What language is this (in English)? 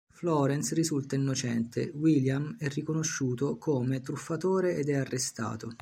Italian